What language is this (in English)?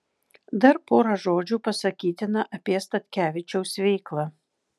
Lithuanian